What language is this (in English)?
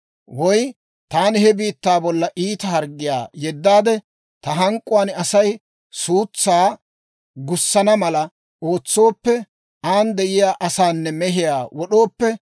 Dawro